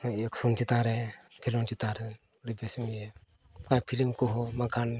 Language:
Santali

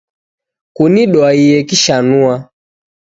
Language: Taita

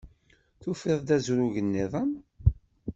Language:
Kabyle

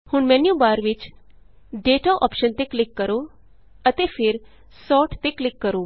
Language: Punjabi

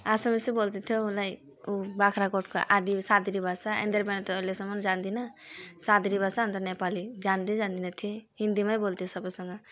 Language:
Nepali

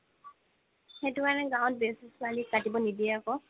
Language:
Assamese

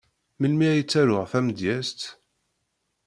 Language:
Kabyle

